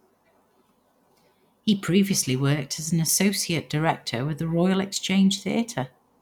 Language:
English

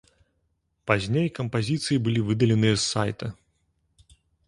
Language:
Belarusian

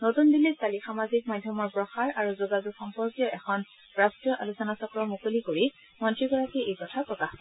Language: Assamese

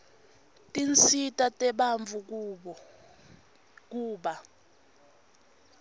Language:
Swati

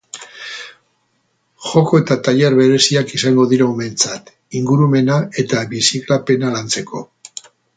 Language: Basque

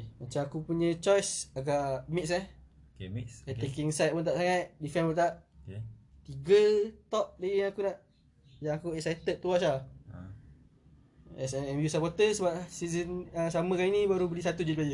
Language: Malay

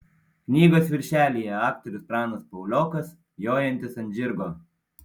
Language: Lithuanian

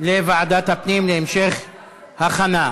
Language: Hebrew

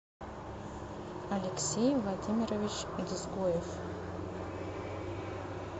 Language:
Russian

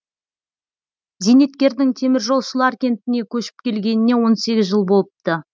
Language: Kazakh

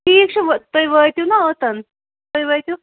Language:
Kashmiri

